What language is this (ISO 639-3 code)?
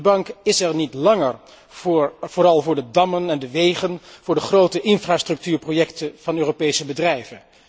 nld